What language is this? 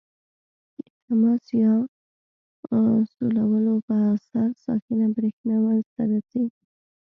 Pashto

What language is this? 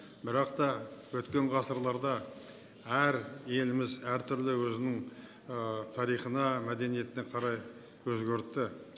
Kazakh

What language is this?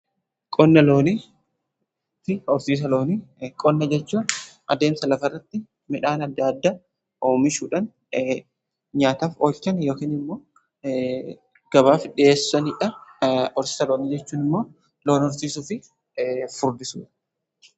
Oromo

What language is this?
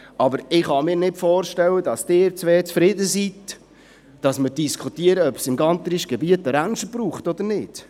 Swiss German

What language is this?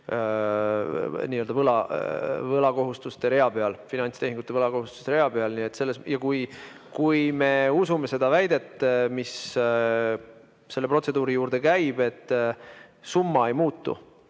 Estonian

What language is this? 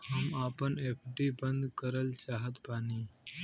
Bhojpuri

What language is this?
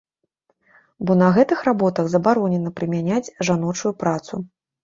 Belarusian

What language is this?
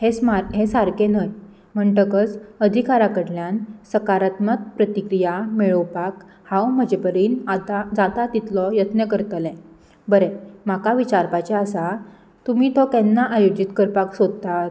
Konkani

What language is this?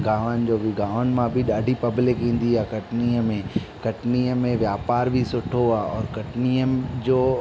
Sindhi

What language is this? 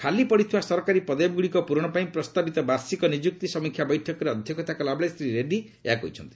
Odia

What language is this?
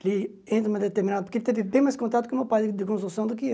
Portuguese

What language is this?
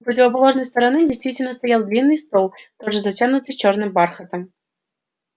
Russian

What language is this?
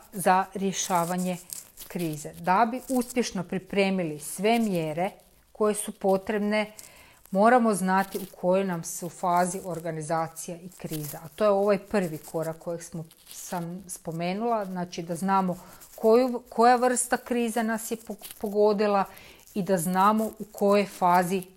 Croatian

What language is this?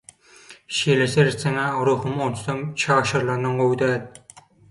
Turkmen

